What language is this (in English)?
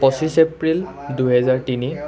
Assamese